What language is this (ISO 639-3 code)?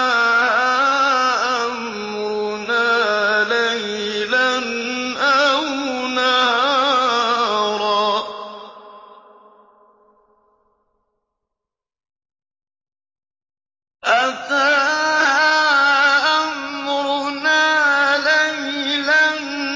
ara